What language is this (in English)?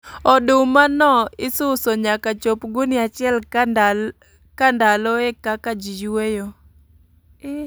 Luo (Kenya and Tanzania)